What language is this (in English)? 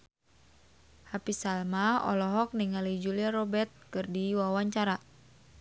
Sundanese